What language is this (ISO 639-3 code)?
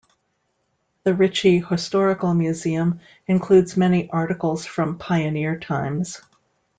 eng